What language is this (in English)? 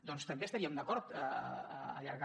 Catalan